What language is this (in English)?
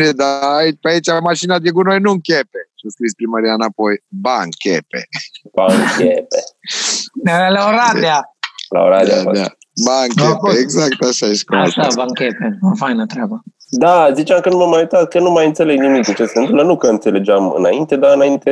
Romanian